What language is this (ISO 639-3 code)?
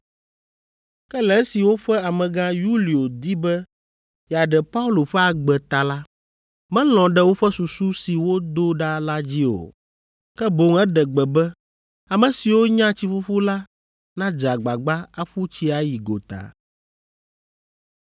ewe